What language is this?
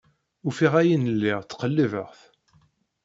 Kabyle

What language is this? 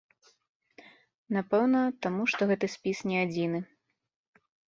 Belarusian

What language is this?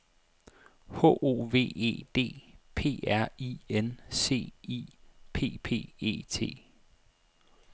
Danish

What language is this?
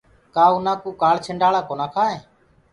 Gurgula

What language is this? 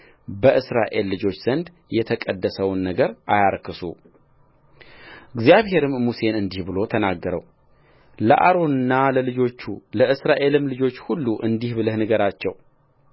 Amharic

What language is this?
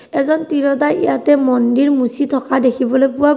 Assamese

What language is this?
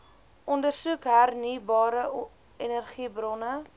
Afrikaans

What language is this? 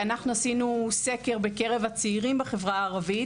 Hebrew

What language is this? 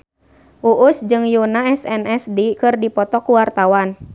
Sundanese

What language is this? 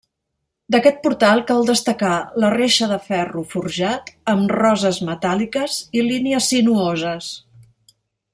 Catalan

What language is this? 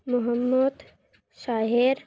Bangla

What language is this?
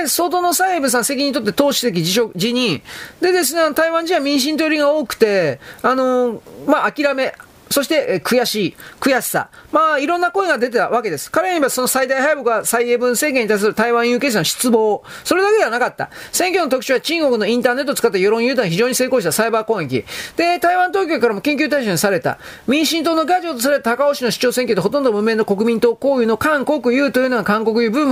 Japanese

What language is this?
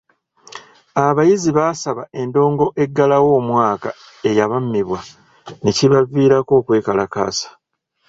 Ganda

